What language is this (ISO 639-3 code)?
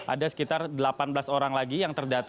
ind